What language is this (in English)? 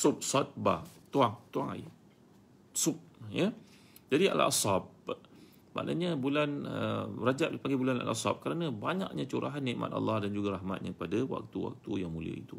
Malay